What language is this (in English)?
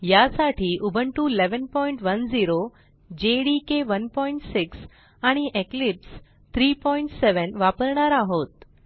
Marathi